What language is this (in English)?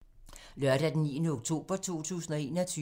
Danish